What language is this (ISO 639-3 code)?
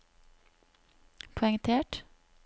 nor